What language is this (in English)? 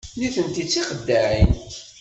Kabyle